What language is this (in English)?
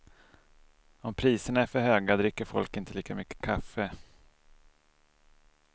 Swedish